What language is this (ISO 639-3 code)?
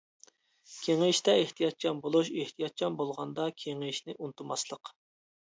uig